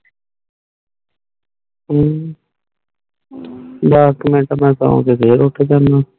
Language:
Punjabi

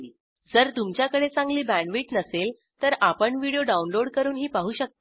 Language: Marathi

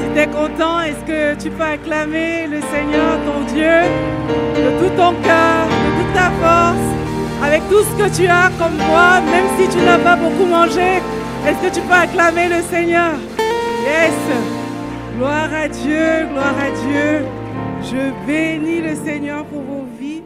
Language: French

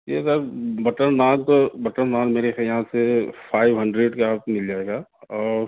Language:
Urdu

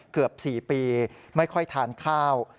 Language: Thai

